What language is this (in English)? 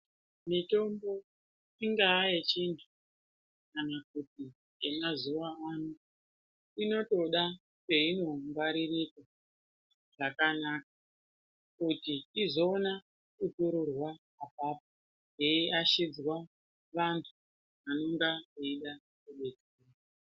Ndau